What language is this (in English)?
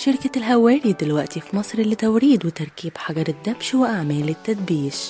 Arabic